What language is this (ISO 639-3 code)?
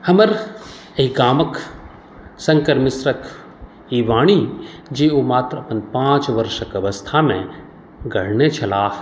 mai